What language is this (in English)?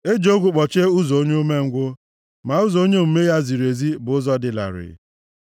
Igbo